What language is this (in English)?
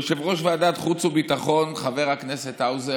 Hebrew